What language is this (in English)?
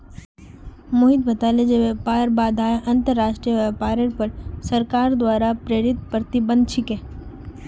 Magahi